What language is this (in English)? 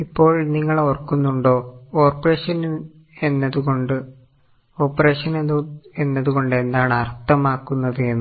Malayalam